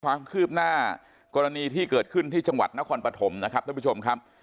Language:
Thai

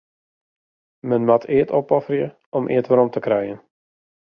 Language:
Western Frisian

